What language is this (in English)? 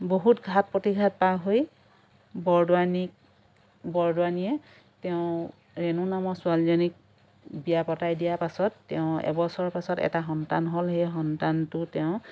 Assamese